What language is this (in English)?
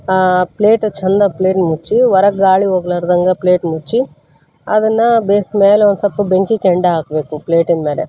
Kannada